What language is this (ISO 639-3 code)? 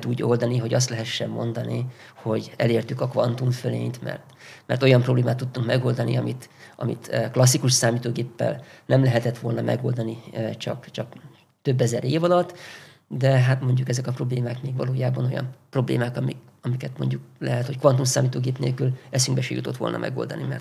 hun